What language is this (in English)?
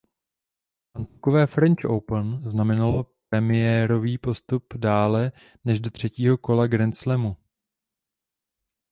Czech